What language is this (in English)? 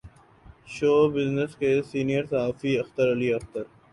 Urdu